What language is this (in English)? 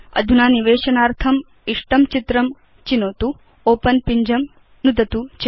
Sanskrit